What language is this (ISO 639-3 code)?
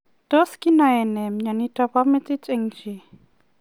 kln